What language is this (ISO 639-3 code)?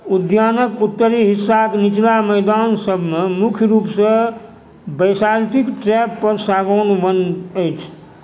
mai